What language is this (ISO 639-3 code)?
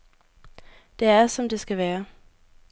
dan